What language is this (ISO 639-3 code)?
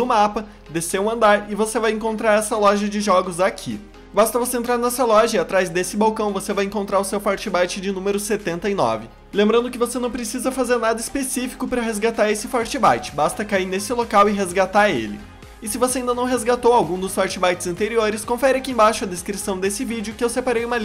por